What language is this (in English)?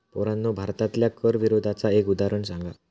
Marathi